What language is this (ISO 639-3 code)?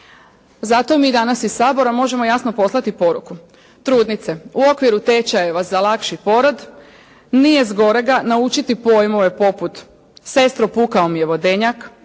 hrv